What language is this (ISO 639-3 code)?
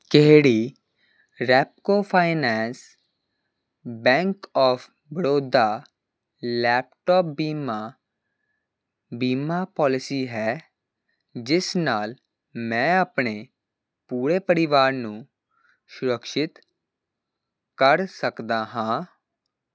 pan